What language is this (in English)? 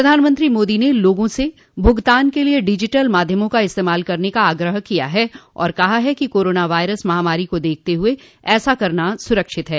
Hindi